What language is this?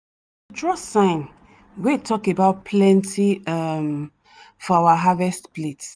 Nigerian Pidgin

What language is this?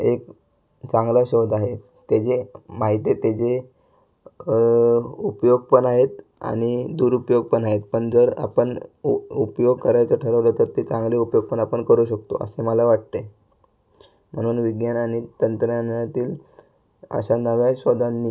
Marathi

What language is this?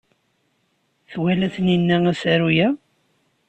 Kabyle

